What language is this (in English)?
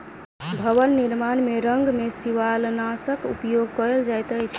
Maithili